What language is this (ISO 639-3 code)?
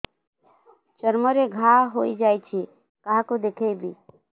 ori